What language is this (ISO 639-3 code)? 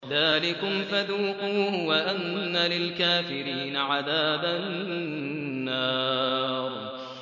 ara